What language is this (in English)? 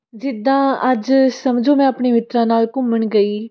Punjabi